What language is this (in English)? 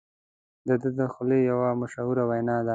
Pashto